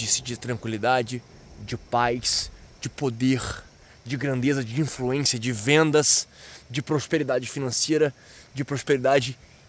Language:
Portuguese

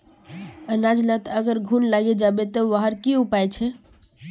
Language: Magahi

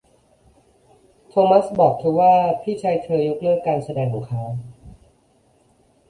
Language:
Thai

